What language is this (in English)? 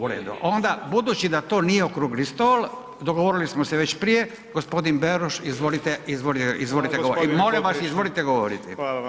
Croatian